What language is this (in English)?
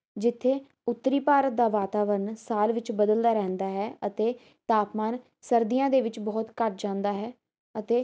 Punjabi